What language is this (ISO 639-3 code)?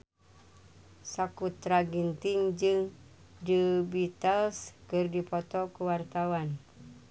sun